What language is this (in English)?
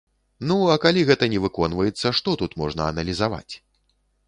Belarusian